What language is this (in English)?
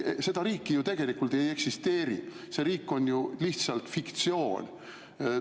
Estonian